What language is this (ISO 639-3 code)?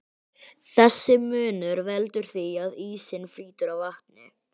isl